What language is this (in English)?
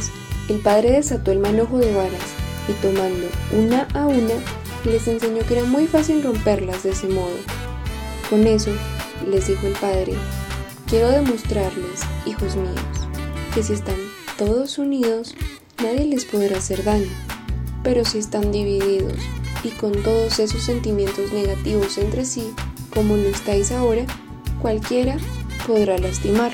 Spanish